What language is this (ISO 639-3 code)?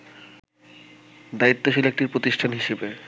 ben